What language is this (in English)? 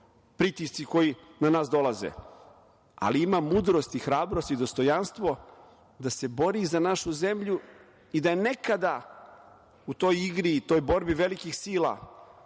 Serbian